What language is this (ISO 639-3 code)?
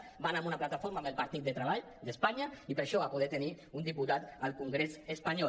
cat